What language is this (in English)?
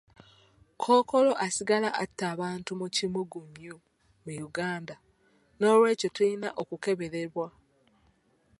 Ganda